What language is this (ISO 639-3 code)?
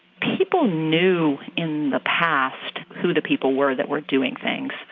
eng